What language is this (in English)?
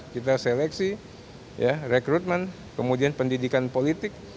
Indonesian